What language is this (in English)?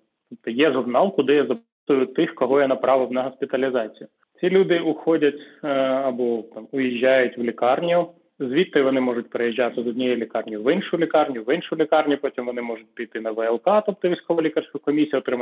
Ukrainian